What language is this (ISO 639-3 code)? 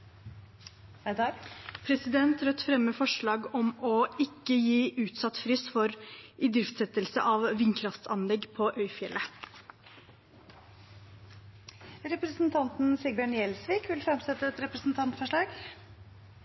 nor